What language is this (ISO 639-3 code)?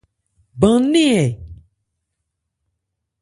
ebr